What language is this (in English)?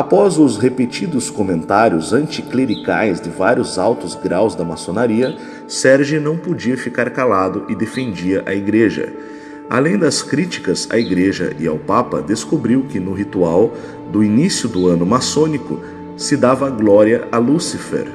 Portuguese